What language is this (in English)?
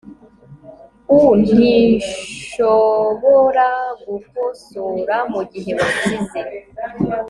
Kinyarwanda